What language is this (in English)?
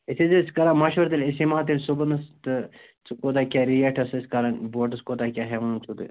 Kashmiri